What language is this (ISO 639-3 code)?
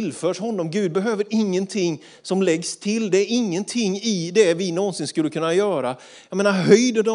swe